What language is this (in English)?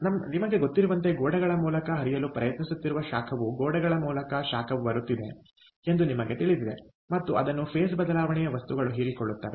Kannada